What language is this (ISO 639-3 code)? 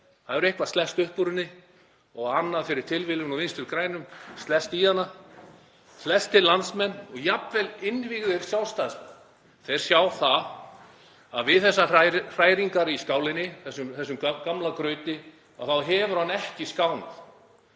isl